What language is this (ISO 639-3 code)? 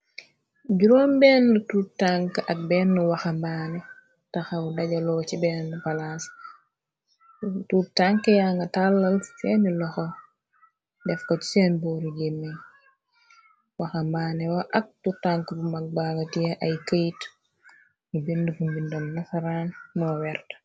wol